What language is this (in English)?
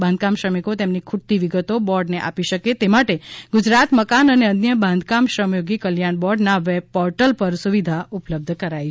Gujarati